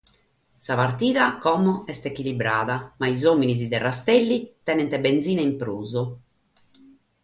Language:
Sardinian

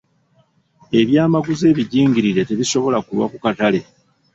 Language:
Ganda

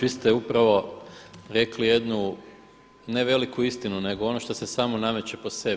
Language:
Croatian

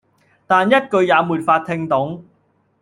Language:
Cantonese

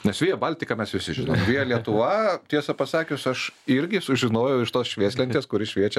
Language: Lithuanian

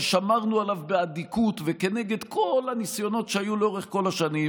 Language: Hebrew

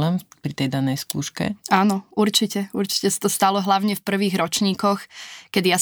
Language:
Slovak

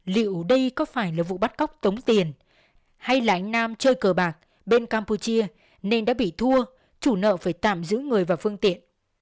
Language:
Vietnamese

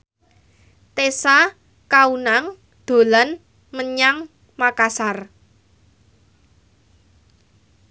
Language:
Javanese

